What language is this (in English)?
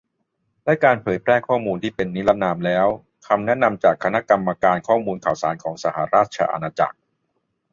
Thai